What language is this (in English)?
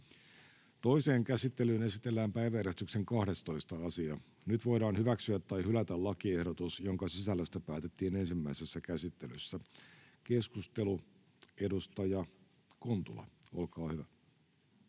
Finnish